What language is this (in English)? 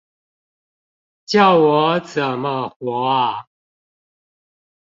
Chinese